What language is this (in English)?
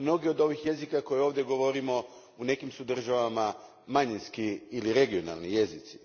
Croatian